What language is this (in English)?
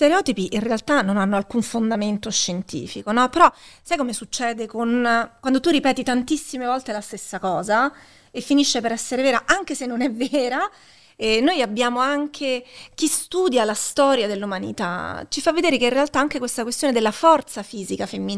Italian